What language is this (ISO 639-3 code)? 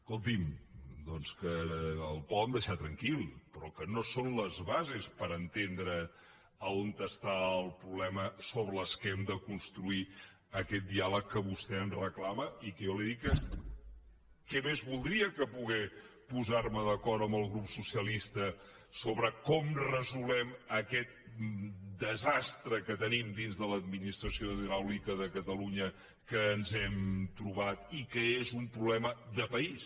cat